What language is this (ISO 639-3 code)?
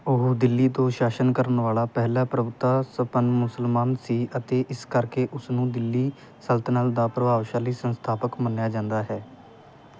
pan